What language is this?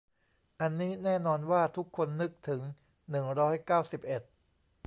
Thai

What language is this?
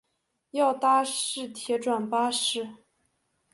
Chinese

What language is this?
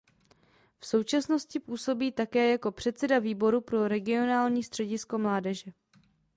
Czech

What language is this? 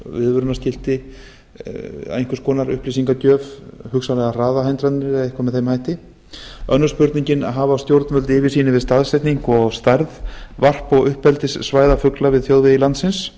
Icelandic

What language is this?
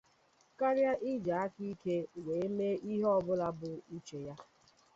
Igbo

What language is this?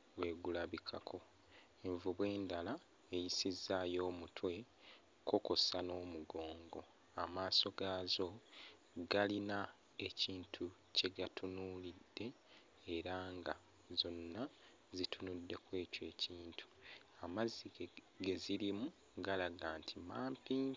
Ganda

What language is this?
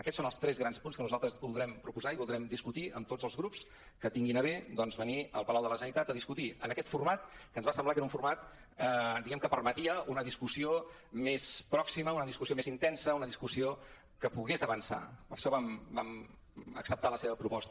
Catalan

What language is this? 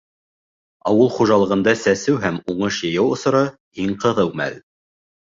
Bashkir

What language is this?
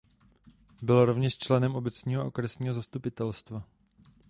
Czech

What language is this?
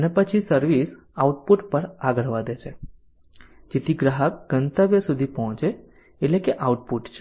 Gujarati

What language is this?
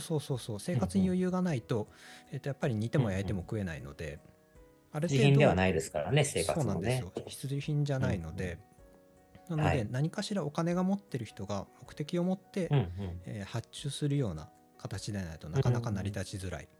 Japanese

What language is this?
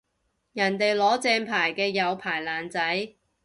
Cantonese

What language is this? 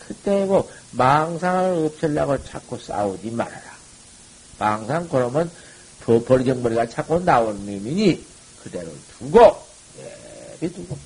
Korean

